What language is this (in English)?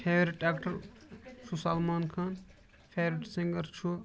Kashmiri